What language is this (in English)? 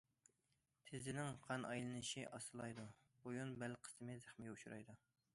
Uyghur